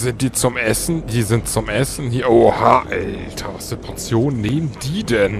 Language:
German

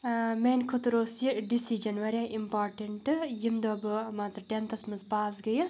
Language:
Kashmiri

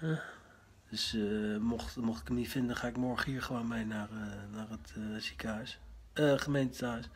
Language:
Dutch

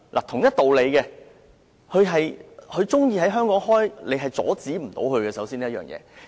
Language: Cantonese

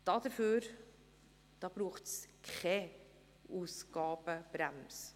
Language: Swiss German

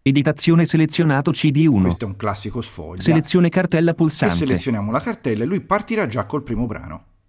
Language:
Italian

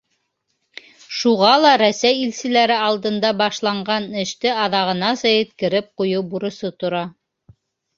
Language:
Bashkir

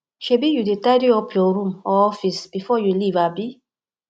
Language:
Nigerian Pidgin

